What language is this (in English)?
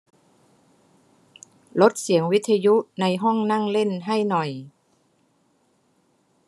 Thai